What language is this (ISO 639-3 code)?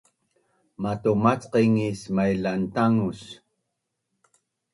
bnn